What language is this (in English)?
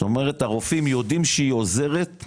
Hebrew